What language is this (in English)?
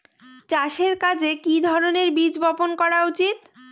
Bangla